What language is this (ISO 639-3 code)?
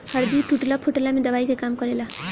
bho